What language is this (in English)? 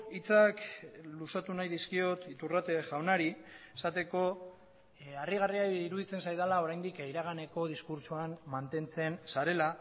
Basque